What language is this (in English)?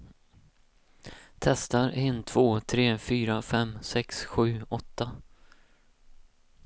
Swedish